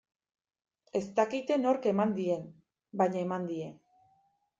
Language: Basque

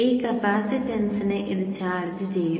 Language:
Malayalam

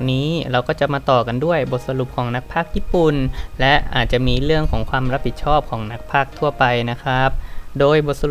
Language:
Thai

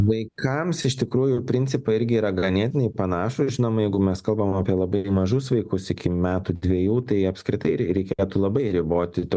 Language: Lithuanian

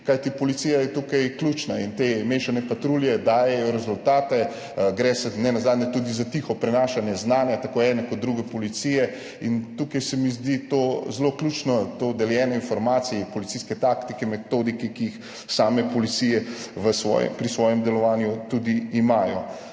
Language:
Slovenian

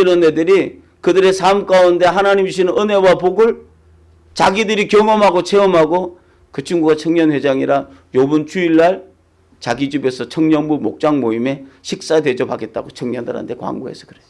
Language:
Korean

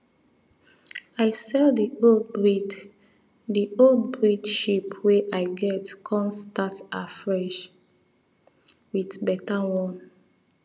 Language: Nigerian Pidgin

